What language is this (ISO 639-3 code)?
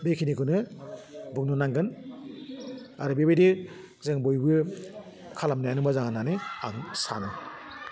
brx